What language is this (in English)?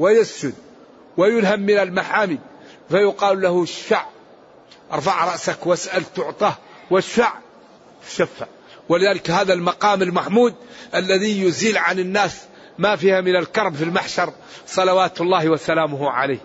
Arabic